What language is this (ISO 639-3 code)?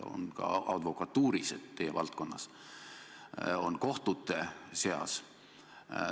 est